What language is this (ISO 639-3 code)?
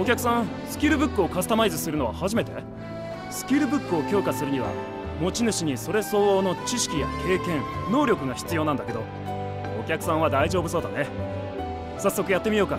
jpn